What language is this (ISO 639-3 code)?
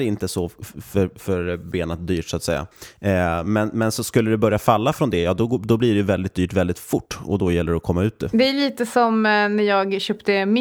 swe